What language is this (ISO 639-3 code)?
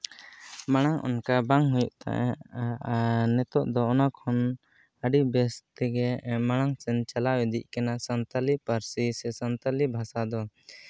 sat